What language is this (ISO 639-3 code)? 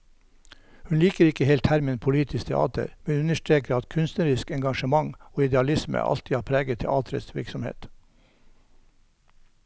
nor